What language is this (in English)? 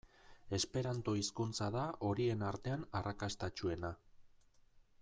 Basque